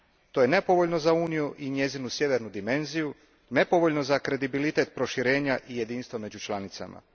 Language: Croatian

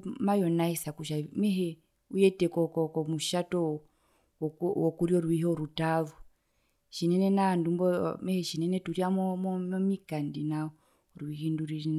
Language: Herero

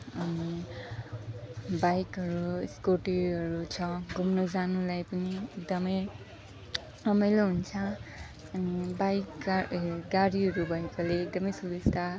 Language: Nepali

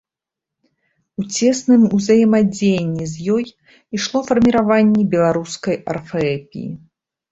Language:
Belarusian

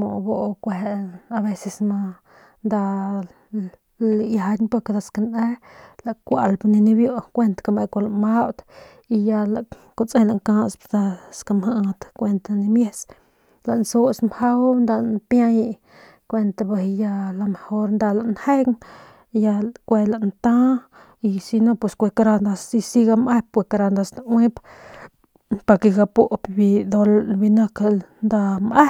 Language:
Northern Pame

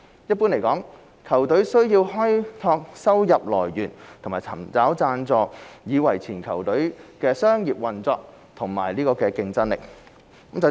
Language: Cantonese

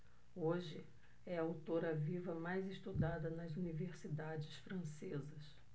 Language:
Portuguese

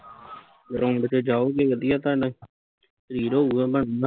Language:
Punjabi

